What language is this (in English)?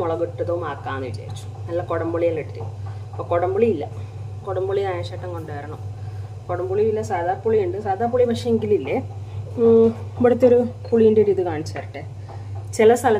Malayalam